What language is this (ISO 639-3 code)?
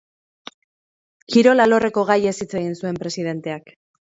eus